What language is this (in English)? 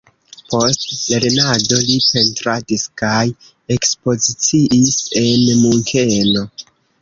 Esperanto